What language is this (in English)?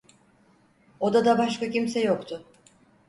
Turkish